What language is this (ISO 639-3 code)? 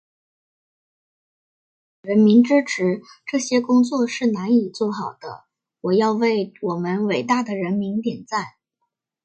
zho